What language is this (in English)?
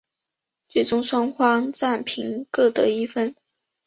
Chinese